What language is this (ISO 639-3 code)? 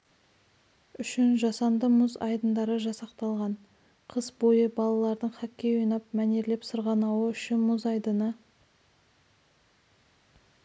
kaz